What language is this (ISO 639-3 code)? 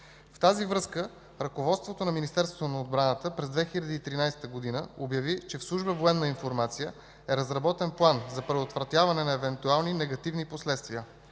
bul